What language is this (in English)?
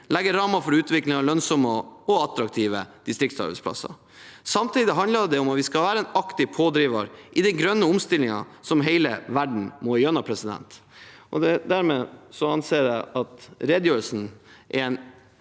Norwegian